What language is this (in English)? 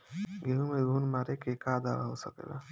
Bhojpuri